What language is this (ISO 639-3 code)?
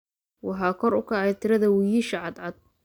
som